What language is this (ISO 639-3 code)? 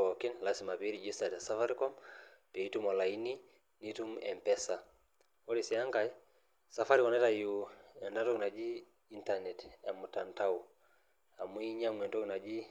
mas